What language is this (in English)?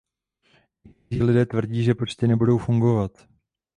Czech